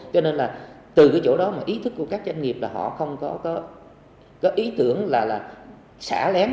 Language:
Vietnamese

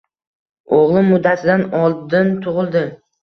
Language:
Uzbek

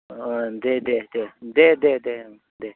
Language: Bodo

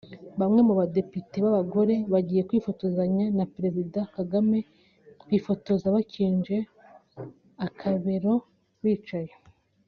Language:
Kinyarwanda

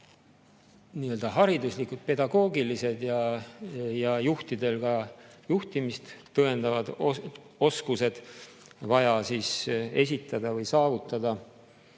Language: Estonian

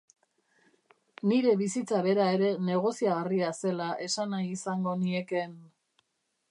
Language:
Basque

